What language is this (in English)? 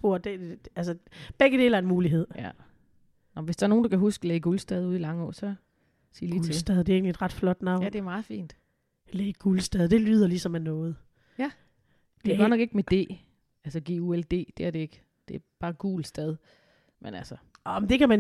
Danish